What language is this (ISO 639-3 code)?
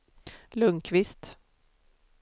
swe